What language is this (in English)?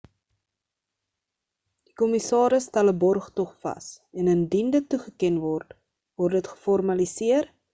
Afrikaans